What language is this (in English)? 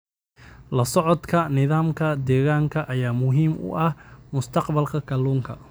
Somali